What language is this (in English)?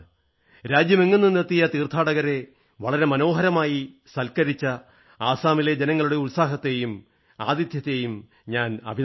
Malayalam